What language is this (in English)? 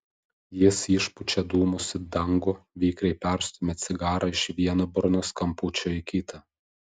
Lithuanian